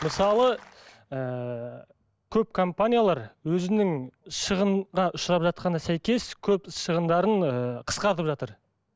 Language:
Kazakh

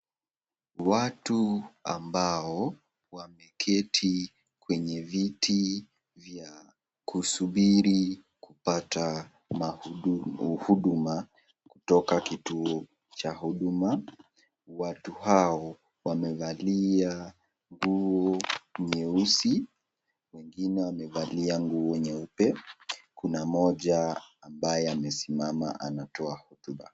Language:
Swahili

